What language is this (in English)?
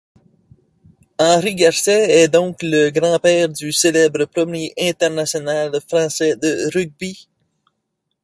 French